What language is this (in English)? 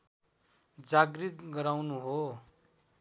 Nepali